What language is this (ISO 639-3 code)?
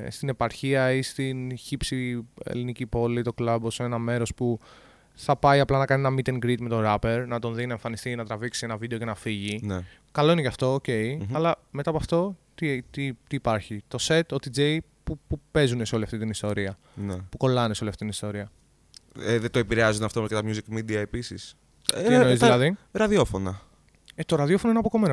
ell